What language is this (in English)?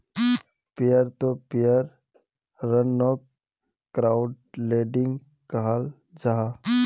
Magahi